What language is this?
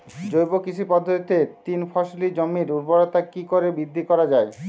Bangla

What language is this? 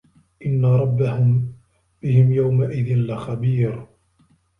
Arabic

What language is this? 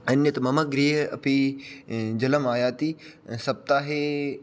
Sanskrit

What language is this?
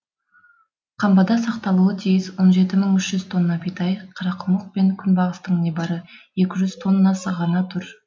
Kazakh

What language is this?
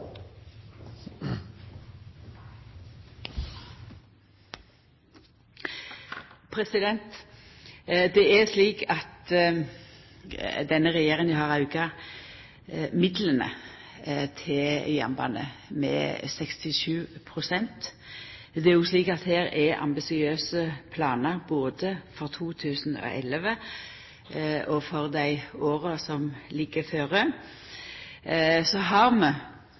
Norwegian Nynorsk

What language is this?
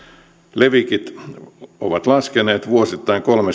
Finnish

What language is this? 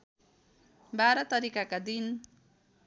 Nepali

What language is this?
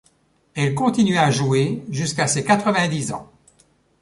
French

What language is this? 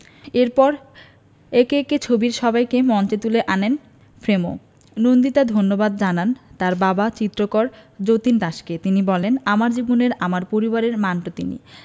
Bangla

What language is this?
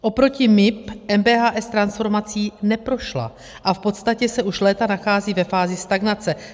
Czech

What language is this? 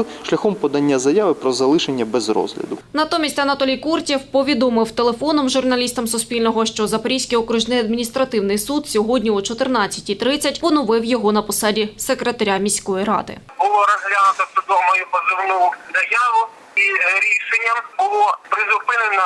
Ukrainian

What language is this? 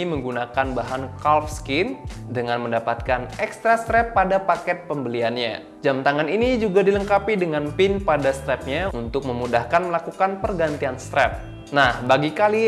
Indonesian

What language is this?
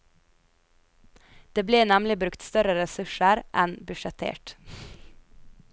Norwegian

